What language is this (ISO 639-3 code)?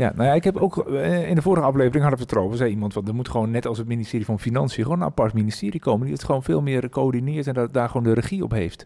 nld